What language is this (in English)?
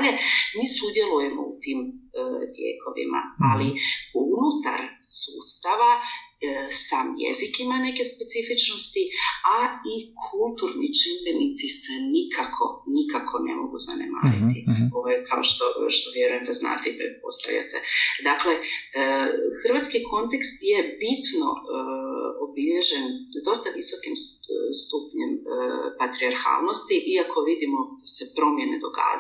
Croatian